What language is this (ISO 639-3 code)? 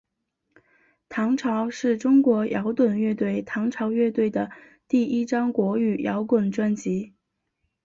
zho